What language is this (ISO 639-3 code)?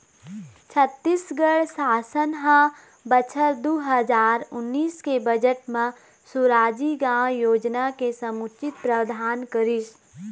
hne